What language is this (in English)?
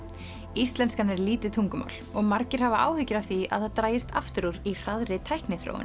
Icelandic